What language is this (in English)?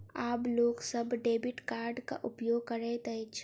Maithili